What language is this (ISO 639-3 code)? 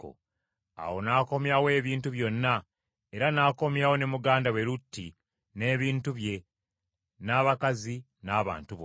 lug